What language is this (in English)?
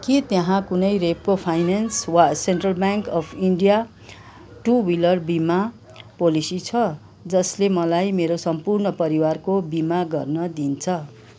Nepali